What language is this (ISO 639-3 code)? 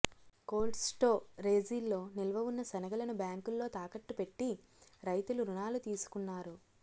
tel